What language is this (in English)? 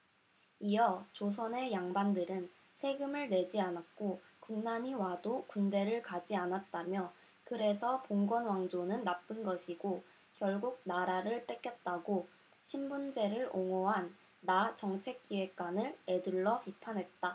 Korean